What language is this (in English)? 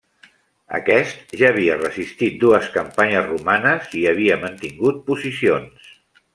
Catalan